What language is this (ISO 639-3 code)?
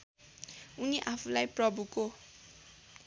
nep